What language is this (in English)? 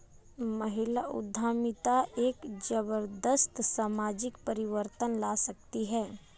Hindi